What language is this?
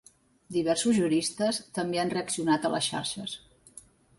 Catalan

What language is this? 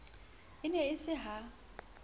Southern Sotho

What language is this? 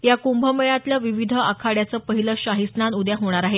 Marathi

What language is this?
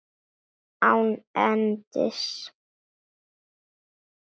Icelandic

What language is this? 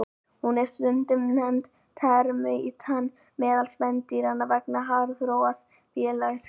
Icelandic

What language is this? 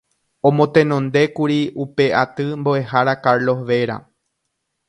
Guarani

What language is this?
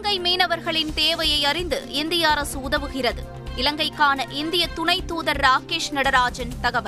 Tamil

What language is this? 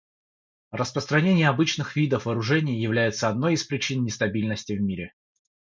Russian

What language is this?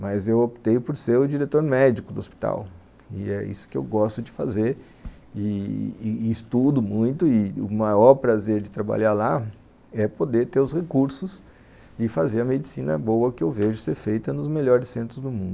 Portuguese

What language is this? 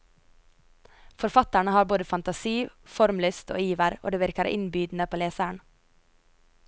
Norwegian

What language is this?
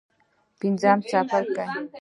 Pashto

